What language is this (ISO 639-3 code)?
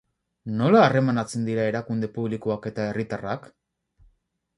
eus